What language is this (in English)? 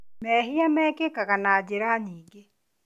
Kikuyu